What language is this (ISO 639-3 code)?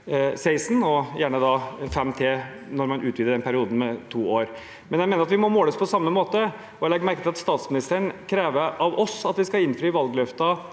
nor